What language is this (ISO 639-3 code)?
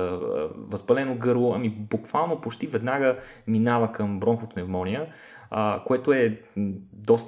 bul